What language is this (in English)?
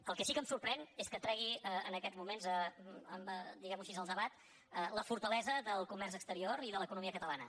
Catalan